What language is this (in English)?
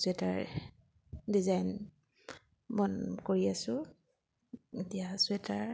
Assamese